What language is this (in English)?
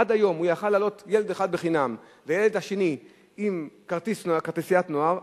Hebrew